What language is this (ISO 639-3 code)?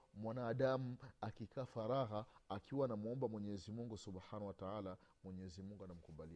swa